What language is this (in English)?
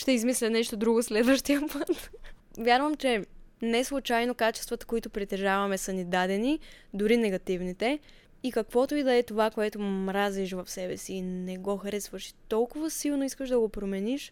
Bulgarian